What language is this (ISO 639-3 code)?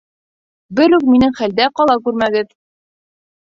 bak